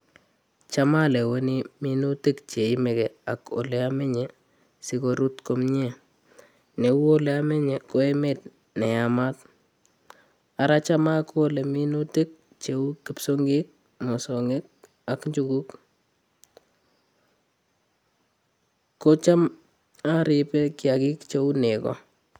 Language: Kalenjin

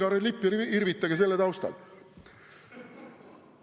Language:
Estonian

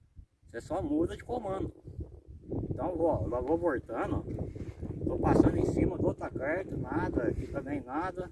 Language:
Portuguese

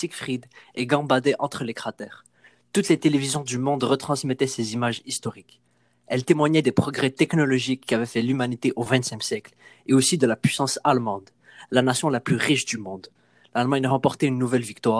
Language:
French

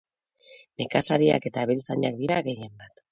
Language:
Basque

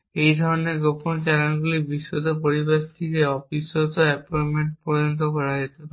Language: Bangla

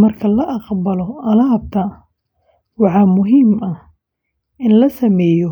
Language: Somali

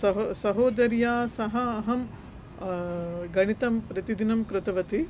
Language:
Sanskrit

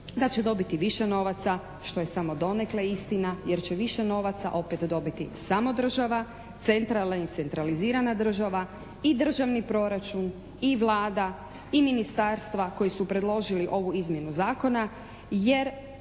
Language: Croatian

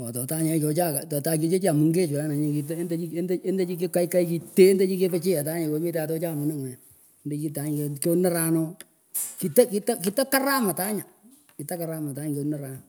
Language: Pökoot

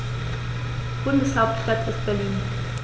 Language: German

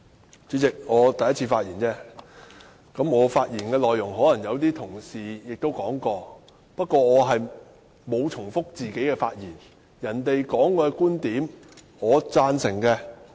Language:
Cantonese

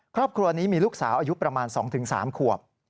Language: Thai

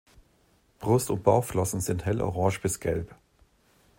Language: German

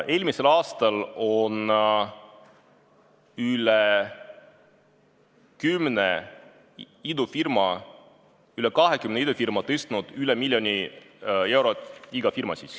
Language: Estonian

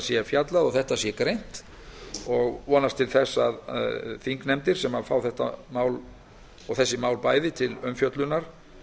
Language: Icelandic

